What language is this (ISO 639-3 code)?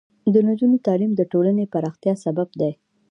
pus